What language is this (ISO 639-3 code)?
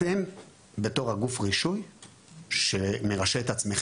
heb